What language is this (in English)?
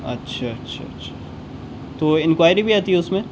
Urdu